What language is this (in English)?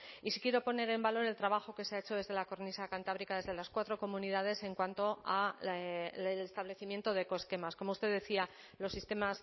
Spanish